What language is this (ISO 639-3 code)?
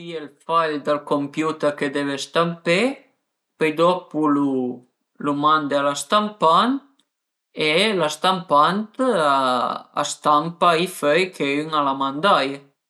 pms